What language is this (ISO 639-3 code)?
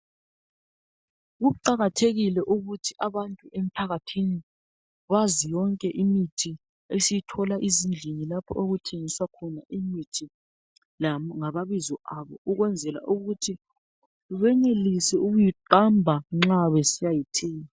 nde